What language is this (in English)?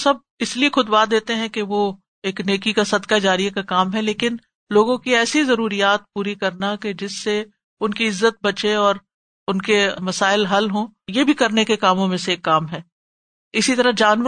Urdu